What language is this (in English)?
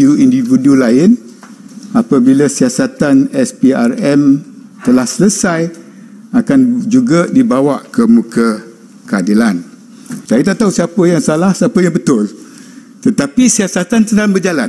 Malay